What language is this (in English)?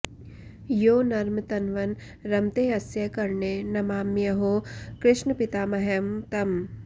Sanskrit